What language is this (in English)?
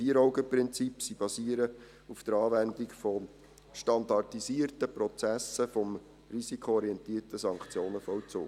Swiss German